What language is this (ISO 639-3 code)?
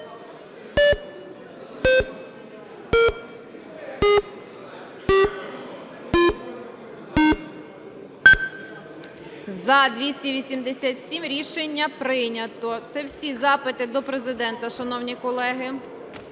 ukr